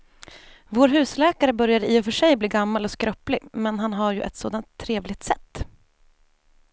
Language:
Swedish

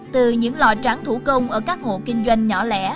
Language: Vietnamese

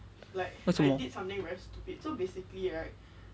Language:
English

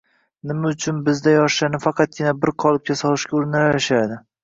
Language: Uzbek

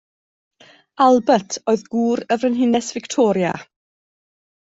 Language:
Welsh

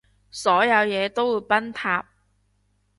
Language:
Cantonese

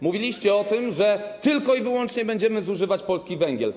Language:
Polish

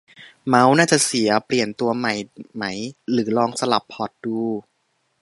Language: Thai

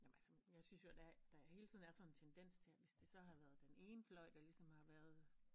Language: Danish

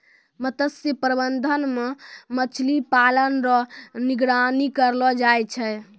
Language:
Maithili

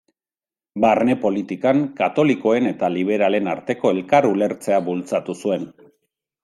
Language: Basque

